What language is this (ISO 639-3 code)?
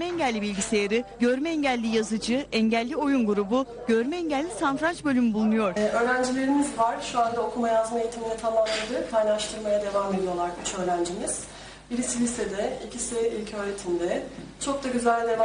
tur